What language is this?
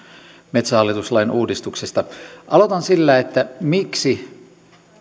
Finnish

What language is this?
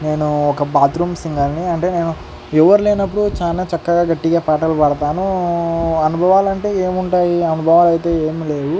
Telugu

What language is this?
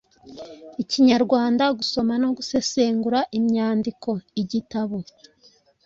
Kinyarwanda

